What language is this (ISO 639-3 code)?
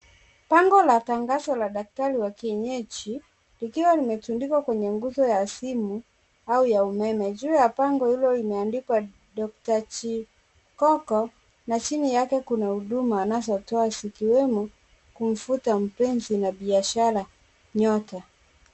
swa